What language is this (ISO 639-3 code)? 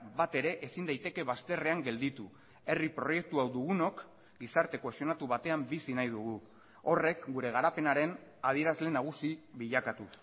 eus